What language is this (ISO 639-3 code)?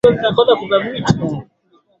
swa